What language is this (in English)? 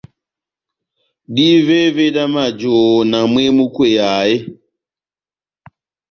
Batanga